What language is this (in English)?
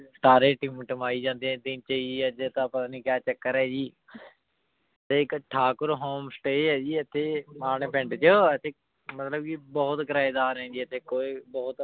Punjabi